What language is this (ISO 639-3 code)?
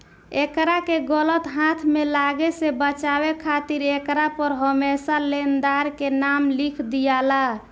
bho